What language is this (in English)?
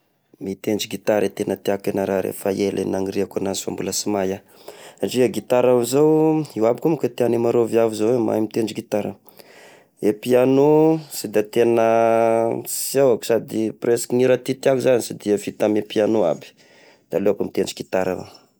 Tesaka Malagasy